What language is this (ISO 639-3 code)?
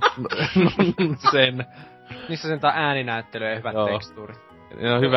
fin